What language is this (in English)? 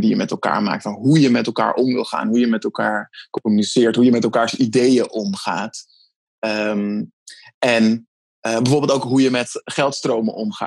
Dutch